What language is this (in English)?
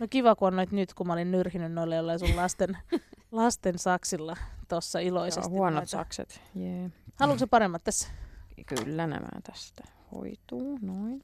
Finnish